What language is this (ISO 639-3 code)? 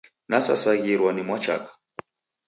dav